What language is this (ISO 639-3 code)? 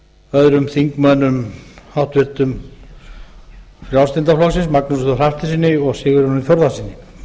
isl